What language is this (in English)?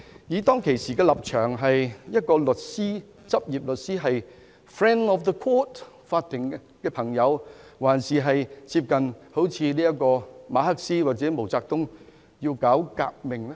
Cantonese